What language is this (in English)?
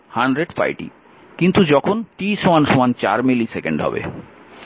Bangla